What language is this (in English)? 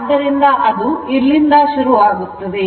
Kannada